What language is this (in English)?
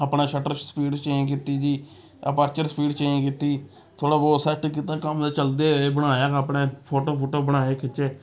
Dogri